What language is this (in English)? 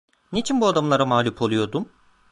Turkish